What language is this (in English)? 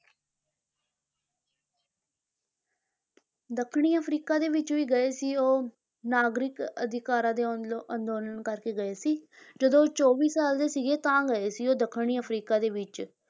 Punjabi